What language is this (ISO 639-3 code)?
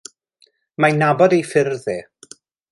cym